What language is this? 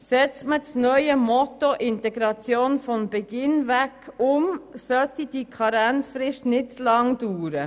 Swiss German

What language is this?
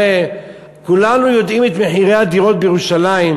Hebrew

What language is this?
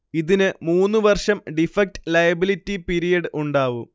Malayalam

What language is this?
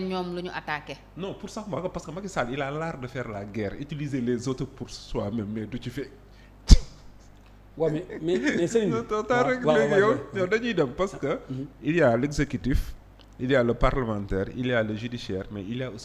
French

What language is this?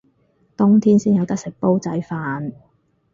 Cantonese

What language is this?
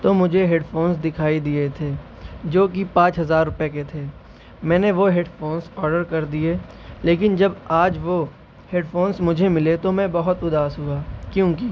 Urdu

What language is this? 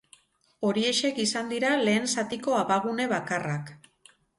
Basque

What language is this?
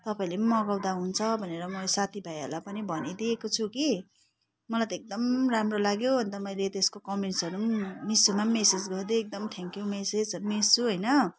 Nepali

